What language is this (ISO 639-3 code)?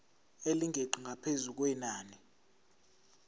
zul